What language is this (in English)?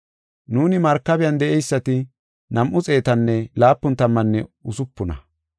Gofa